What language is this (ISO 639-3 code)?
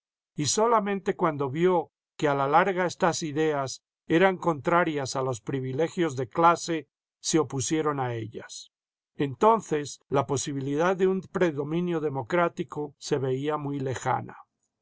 spa